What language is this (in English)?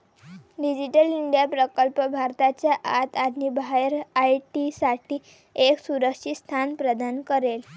Marathi